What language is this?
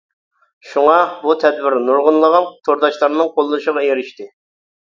Uyghur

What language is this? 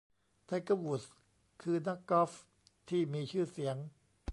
Thai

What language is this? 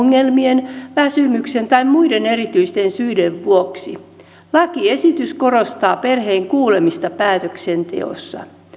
Finnish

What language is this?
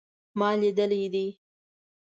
Pashto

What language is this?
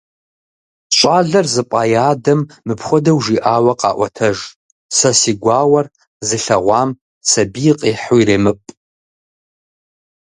Kabardian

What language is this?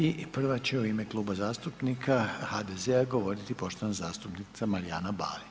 Croatian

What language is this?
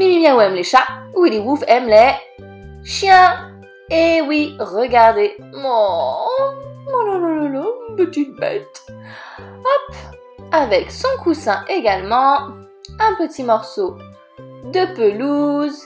French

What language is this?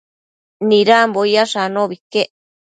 Matsés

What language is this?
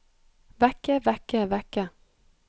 Norwegian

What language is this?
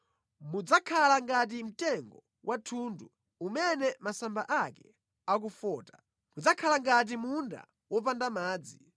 Nyanja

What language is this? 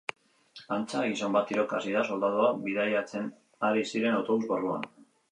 Basque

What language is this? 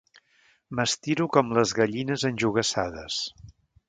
Catalan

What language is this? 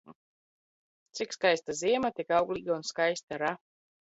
Latvian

